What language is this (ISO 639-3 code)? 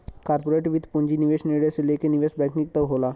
bho